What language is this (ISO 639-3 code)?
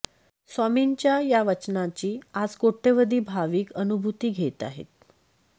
mar